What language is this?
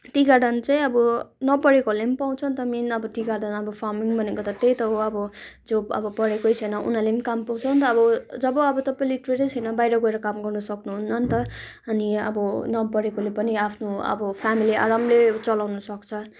Nepali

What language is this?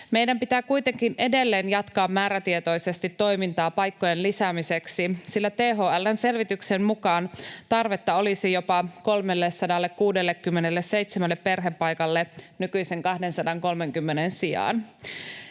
Finnish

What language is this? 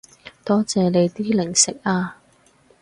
Cantonese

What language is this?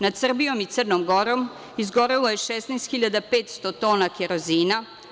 Serbian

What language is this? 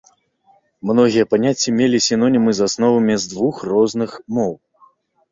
Belarusian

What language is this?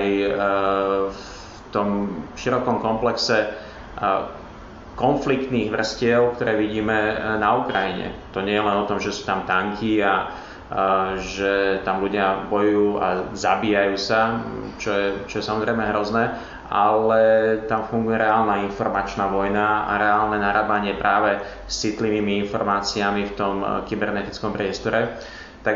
Slovak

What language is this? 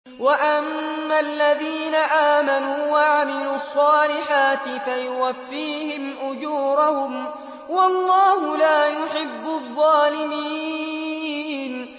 Arabic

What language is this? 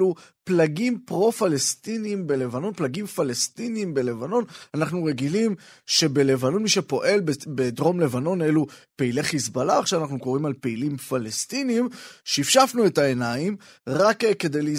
Hebrew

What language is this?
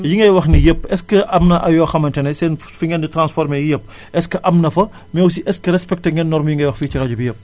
Wolof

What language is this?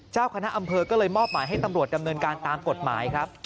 Thai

